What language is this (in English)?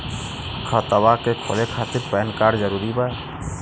Bhojpuri